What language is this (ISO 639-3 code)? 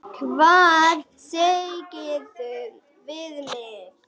isl